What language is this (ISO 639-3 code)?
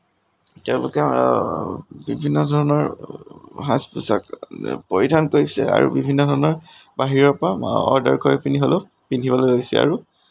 asm